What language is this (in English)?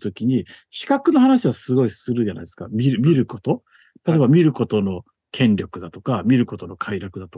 Japanese